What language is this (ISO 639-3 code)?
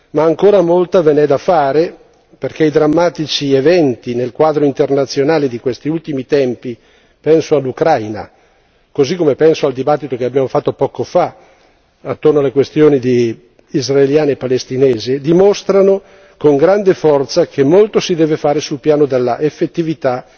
ita